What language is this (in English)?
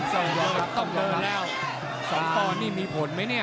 Thai